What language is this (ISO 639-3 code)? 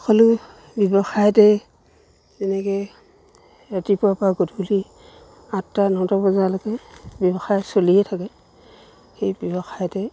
asm